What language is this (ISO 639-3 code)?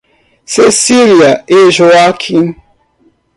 por